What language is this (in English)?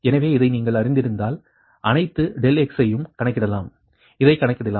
Tamil